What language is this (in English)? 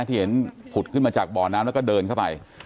Thai